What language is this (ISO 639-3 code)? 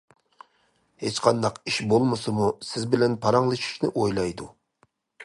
uig